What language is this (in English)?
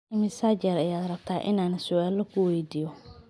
Somali